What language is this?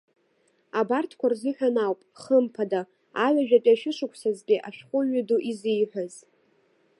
Abkhazian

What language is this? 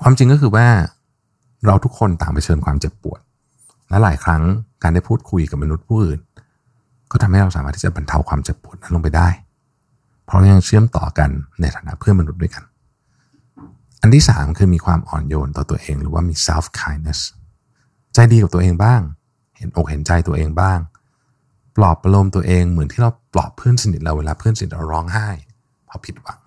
Thai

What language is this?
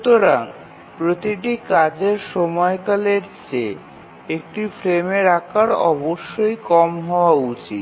Bangla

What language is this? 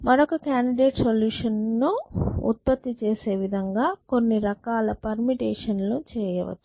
Telugu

